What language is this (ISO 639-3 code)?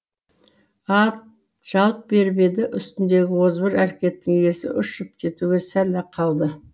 kaz